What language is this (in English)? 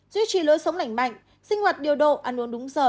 Vietnamese